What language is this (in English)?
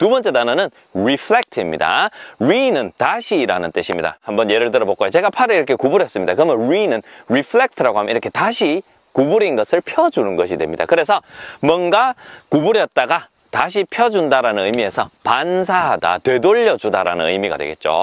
Korean